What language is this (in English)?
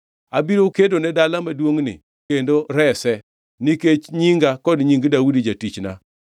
Luo (Kenya and Tanzania)